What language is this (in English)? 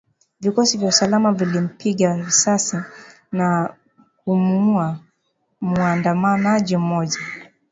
Swahili